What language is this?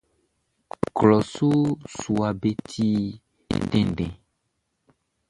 Baoulé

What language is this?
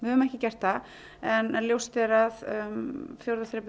Icelandic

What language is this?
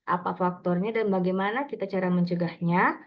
Indonesian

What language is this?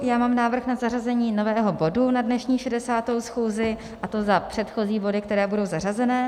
Czech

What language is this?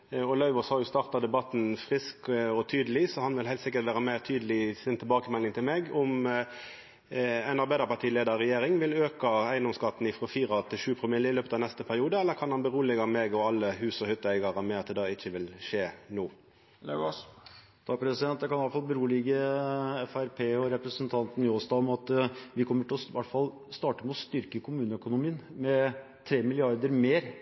Norwegian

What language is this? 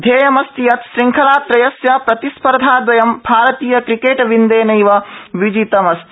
Sanskrit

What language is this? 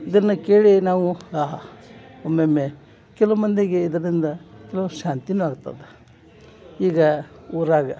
Kannada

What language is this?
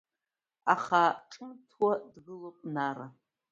Abkhazian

